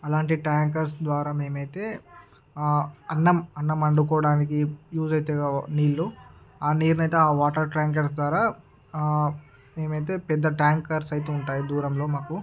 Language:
Telugu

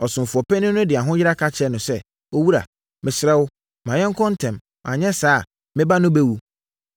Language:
Akan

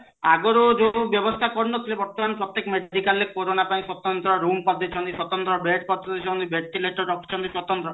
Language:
Odia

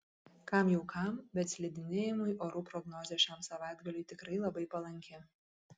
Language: Lithuanian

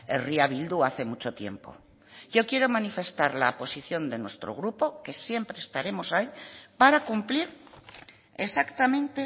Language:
Spanish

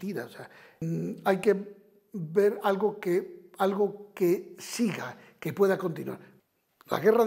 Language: Spanish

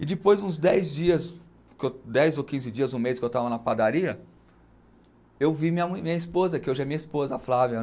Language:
Portuguese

